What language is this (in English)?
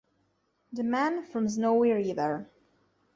Italian